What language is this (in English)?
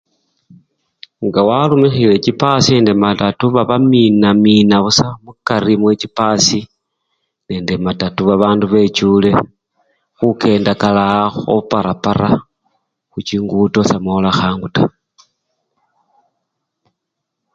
Luyia